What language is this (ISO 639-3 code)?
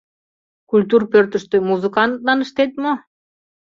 chm